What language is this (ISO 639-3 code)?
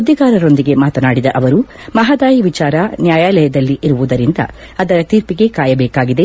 kan